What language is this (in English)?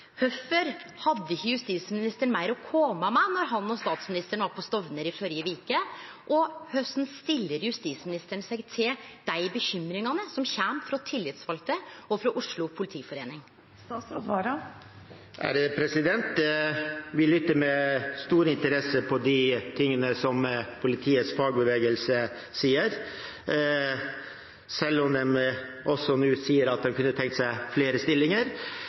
Norwegian